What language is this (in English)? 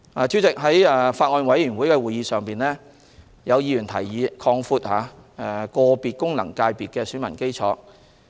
Cantonese